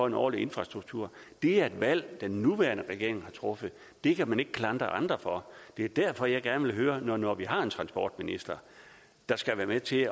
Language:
Danish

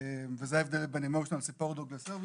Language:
Hebrew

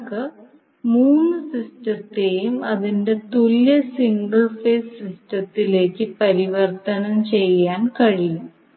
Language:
Malayalam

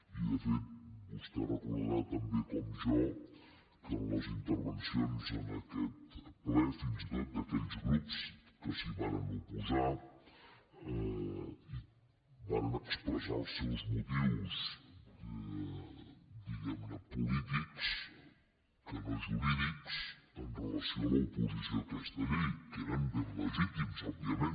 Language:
Catalan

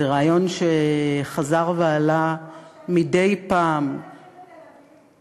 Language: Hebrew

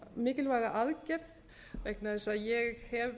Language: Icelandic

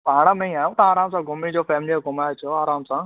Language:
Sindhi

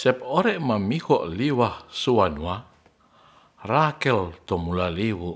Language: Ratahan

